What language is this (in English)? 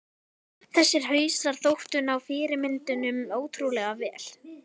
Icelandic